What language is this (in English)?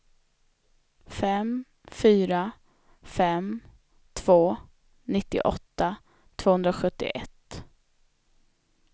Swedish